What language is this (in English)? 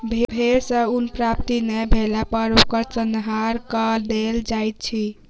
Maithili